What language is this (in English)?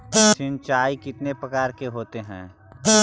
Magahi